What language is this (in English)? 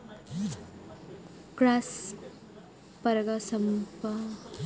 Telugu